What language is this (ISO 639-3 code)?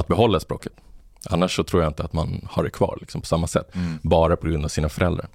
swe